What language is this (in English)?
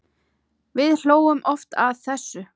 Icelandic